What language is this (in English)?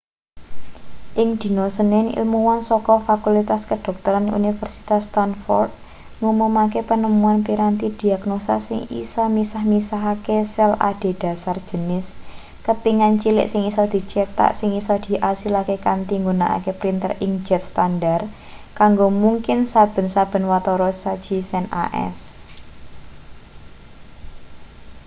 Javanese